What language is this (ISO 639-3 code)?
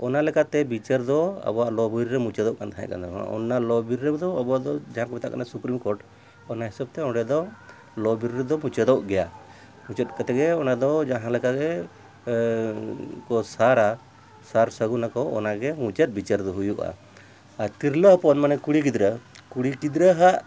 sat